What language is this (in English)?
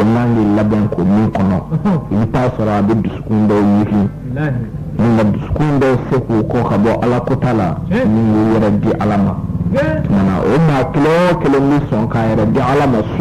French